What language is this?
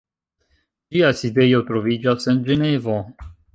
Esperanto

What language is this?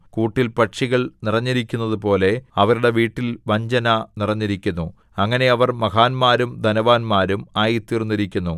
Malayalam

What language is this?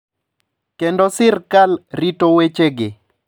Luo (Kenya and Tanzania)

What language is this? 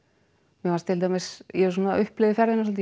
Icelandic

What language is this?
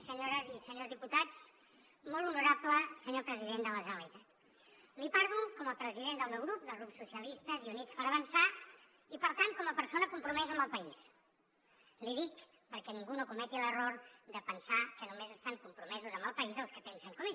Catalan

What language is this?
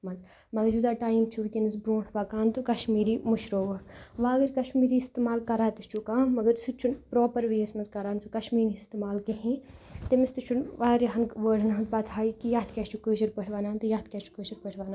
Kashmiri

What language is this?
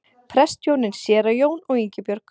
Icelandic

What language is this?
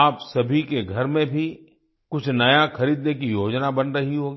Hindi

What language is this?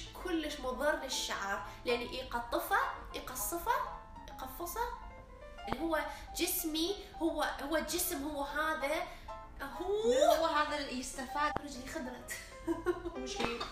Arabic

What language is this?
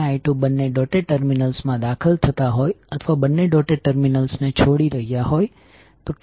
Gujarati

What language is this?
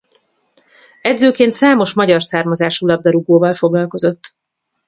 Hungarian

